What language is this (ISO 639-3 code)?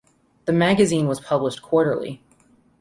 eng